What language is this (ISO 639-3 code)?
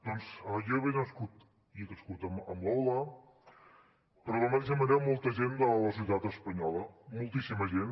cat